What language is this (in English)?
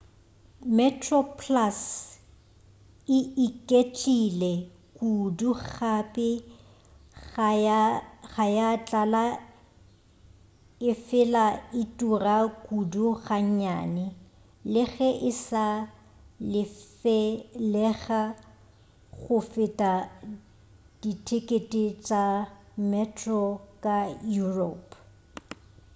Northern Sotho